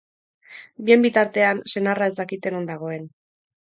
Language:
Basque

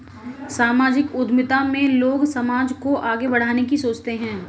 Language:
Hindi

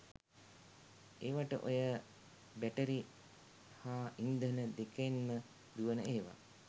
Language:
Sinhala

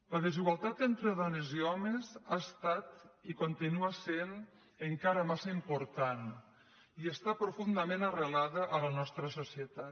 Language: Catalan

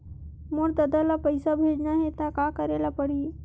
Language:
Chhattisgarhi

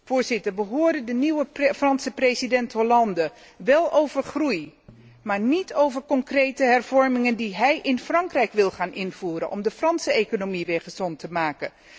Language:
Dutch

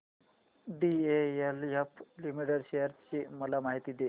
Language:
Marathi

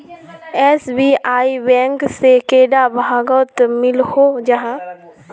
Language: Magahi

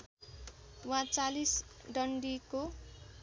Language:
Nepali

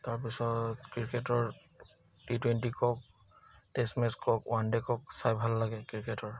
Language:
Assamese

